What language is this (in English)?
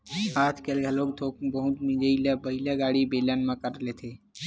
Chhattisgarhi